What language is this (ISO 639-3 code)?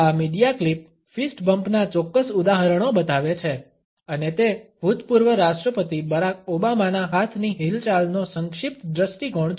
guj